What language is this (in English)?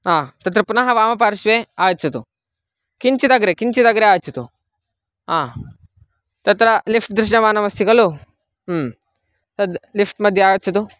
Sanskrit